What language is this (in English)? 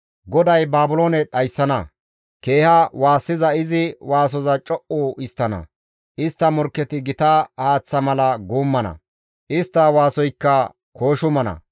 Gamo